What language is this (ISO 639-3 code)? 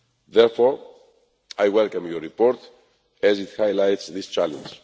eng